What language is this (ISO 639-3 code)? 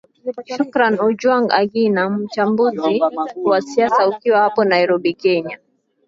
swa